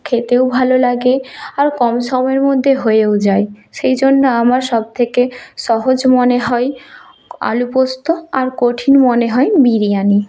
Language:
Bangla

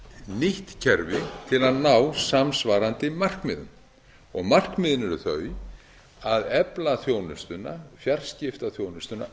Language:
Icelandic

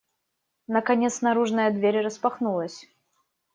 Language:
Russian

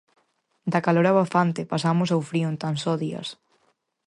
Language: Galician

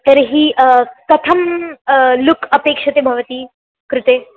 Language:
Sanskrit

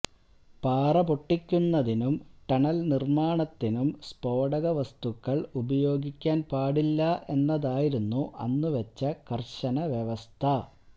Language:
Malayalam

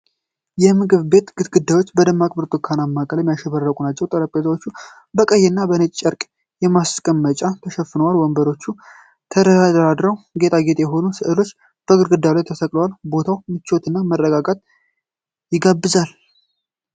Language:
Amharic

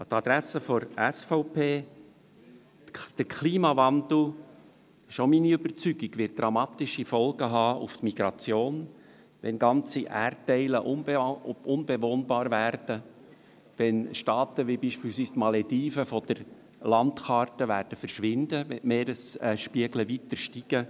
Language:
Swiss German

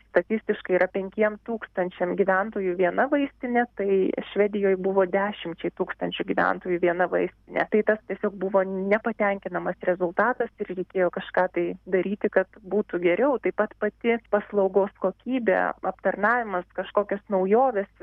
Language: Lithuanian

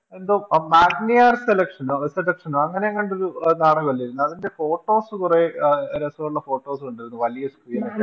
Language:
Malayalam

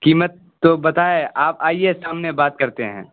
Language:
Urdu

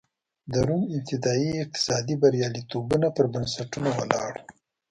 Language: Pashto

